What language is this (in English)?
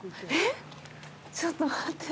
Japanese